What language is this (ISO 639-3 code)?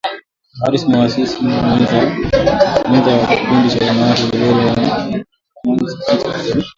swa